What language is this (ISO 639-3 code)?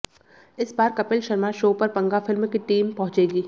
hin